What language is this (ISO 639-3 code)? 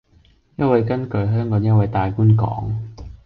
yue